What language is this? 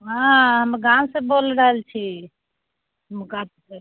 Maithili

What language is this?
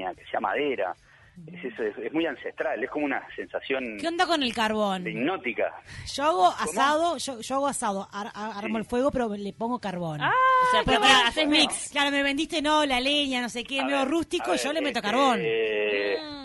Spanish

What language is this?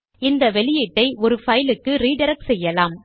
Tamil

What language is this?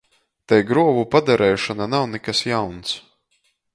Latgalian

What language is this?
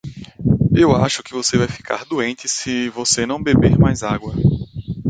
Portuguese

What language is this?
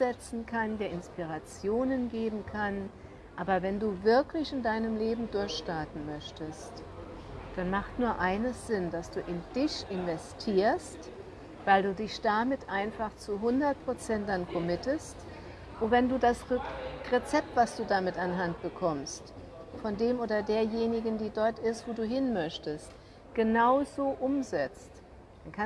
German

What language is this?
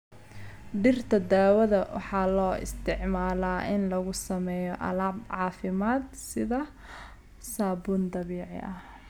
Somali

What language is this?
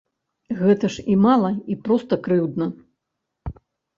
Belarusian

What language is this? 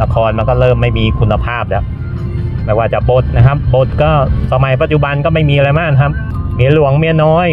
Thai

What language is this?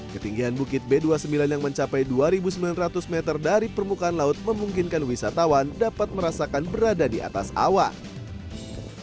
Indonesian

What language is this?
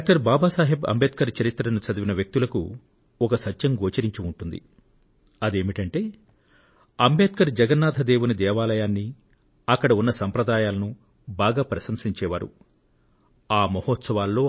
Telugu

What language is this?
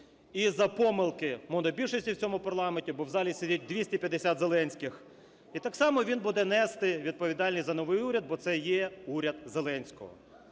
Ukrainian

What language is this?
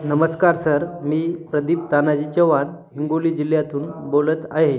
Marathi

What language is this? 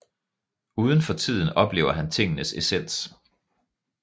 Danish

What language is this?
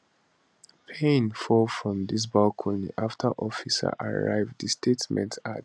Nigerian Pidgin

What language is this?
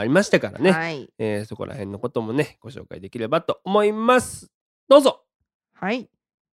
Japanese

